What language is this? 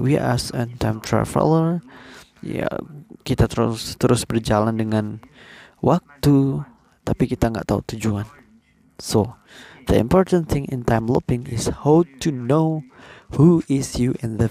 Indonesian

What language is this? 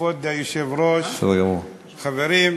Hebrew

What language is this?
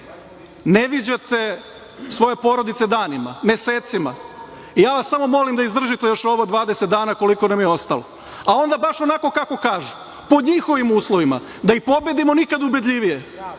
Serbian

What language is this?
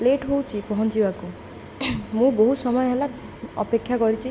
Odia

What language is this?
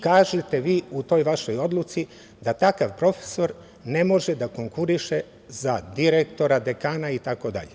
Serbian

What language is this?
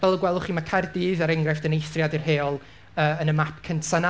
Welsh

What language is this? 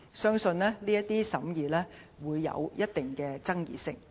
Cantonese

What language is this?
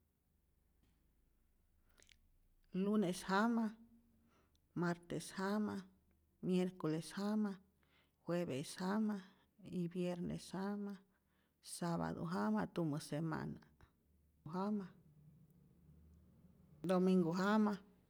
Rayón Zoque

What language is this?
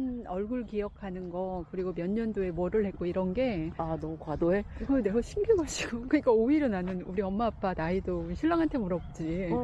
Korean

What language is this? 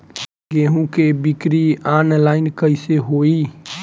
Bhojpuri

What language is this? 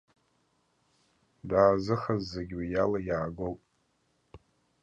Abkhazian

